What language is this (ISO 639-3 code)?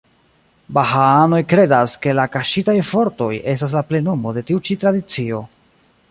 epo